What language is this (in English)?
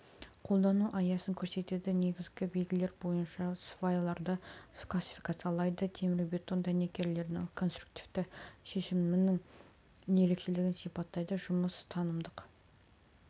Kazakh